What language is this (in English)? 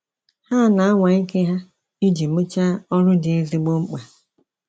Igbo